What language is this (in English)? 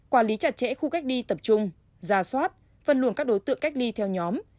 Vietnamese